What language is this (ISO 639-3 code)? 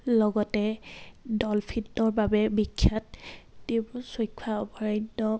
asm